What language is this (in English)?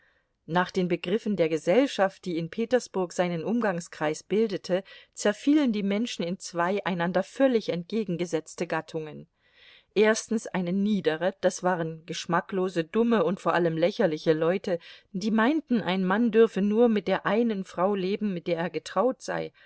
German